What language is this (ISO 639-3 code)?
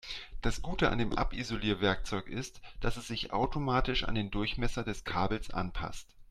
deu